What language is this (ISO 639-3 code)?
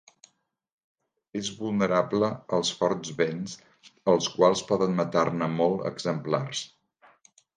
cat